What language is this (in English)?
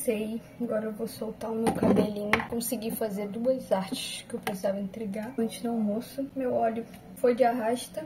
Portuguese